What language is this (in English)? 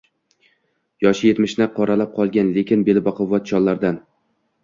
Uzbek